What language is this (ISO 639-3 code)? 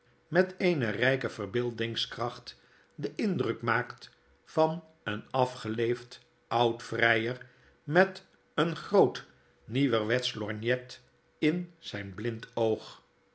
nld